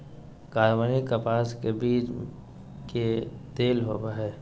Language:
Magahi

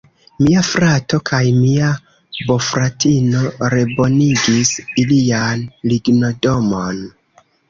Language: Esperanto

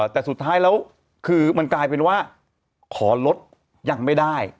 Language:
Thai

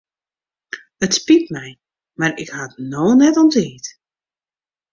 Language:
Western Frisian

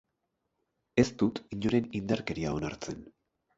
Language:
Basque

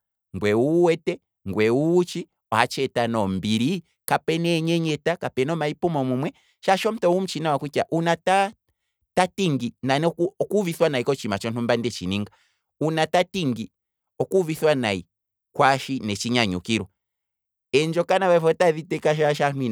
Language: Kwambi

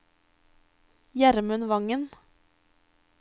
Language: Norwegian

